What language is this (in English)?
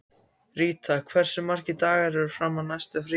Icelandic